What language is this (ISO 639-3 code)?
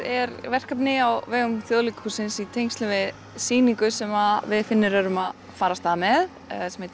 isl